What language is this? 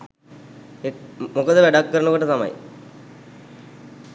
Sinhala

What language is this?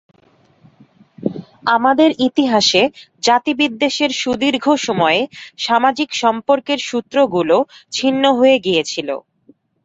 Bangla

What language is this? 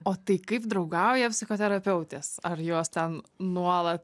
Lithuanian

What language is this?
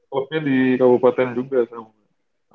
Indonesian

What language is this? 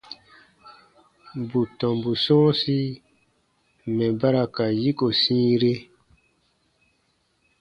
Baatonum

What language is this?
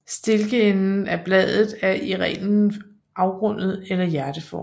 Danish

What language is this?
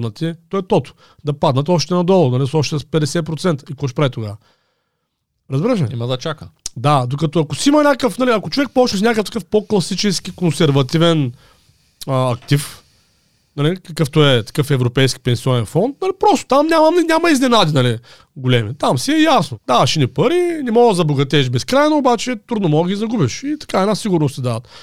Bulgarian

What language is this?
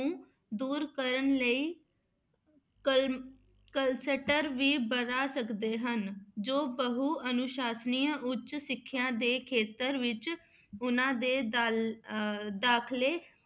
Punjabi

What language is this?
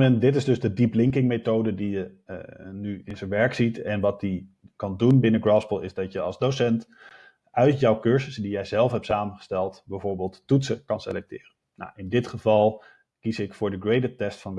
Dutch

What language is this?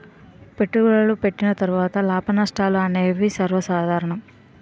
Telugu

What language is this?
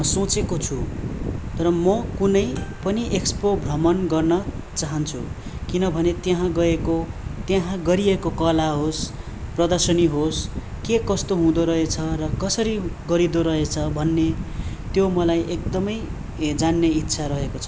Nepali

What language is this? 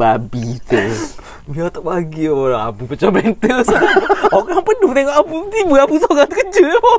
Malay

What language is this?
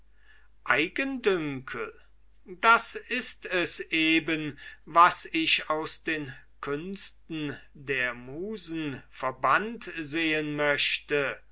German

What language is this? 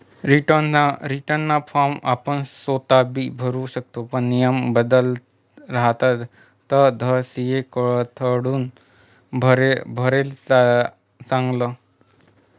Marathi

